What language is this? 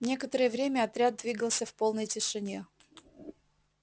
Russian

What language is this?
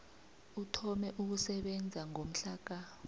South Ndebele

